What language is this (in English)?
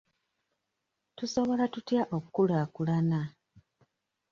Ganda